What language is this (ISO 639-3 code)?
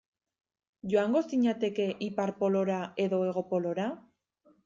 eus